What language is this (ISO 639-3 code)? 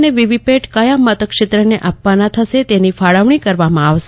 guj